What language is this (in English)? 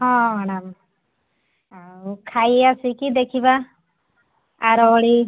Odia